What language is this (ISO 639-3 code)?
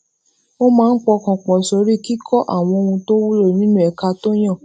yor